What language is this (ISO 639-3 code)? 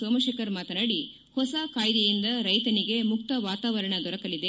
kan